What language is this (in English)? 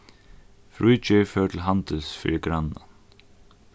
Faroese